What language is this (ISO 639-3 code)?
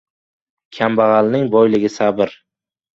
uzb